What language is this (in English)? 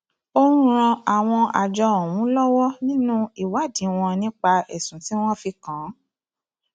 Yoruba